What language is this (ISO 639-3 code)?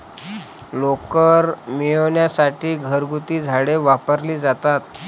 mar